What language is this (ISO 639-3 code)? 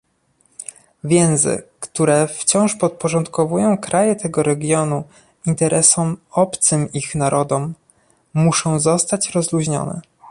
pol